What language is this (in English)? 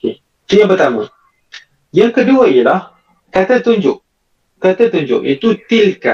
Malay